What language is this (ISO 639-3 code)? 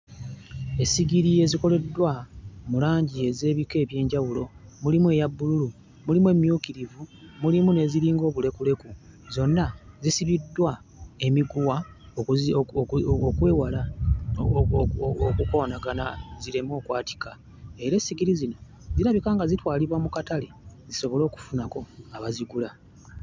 lug